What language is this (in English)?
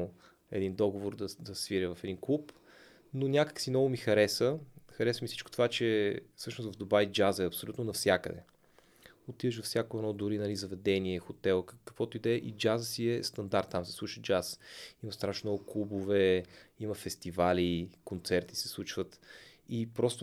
Bulgarian